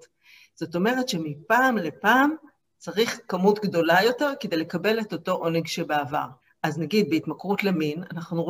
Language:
Hebrew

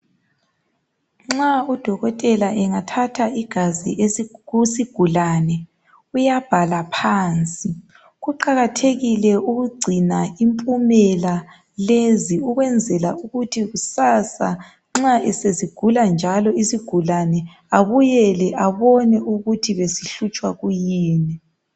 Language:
North Ndebele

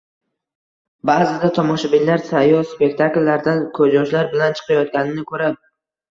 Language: Uzbek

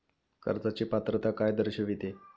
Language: Marathi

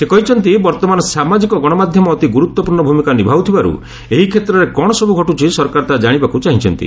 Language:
Odia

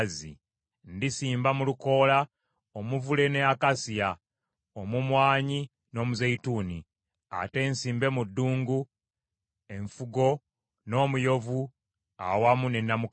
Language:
Ganda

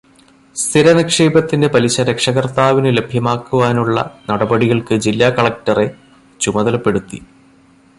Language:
Malayalam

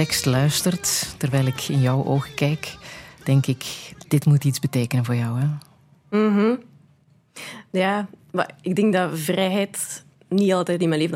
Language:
Dutch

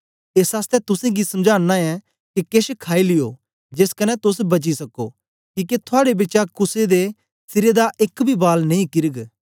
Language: Dogri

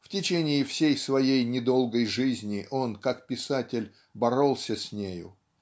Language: Russian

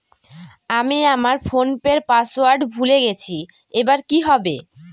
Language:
Bangla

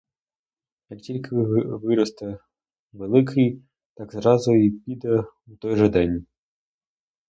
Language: Ukrainian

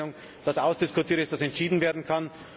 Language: German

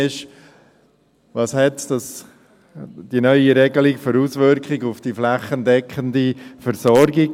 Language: Swiss German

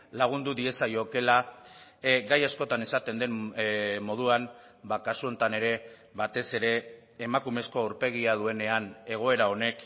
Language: Basque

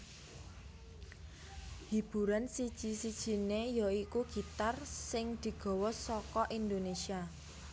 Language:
Javanese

